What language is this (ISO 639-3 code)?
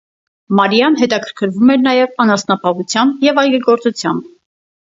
hye